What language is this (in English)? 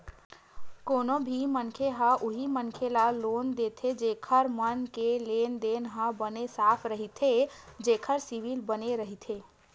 Chhattisgarhi